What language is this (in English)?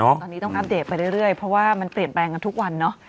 Thai